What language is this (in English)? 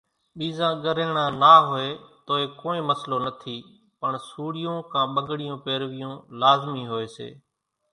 Kachi Koli